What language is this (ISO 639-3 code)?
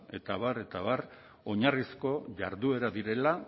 eus